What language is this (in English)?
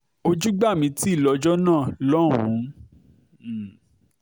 Yoruba